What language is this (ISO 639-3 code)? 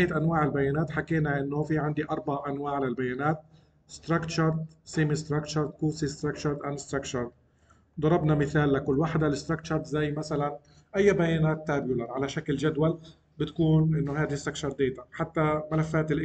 ara